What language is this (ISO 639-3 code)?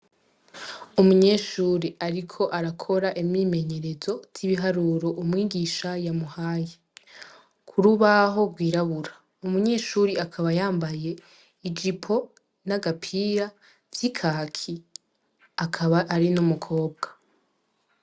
run